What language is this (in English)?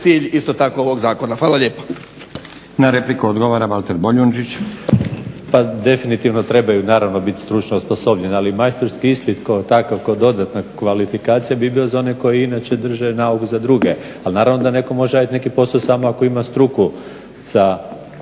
Croatian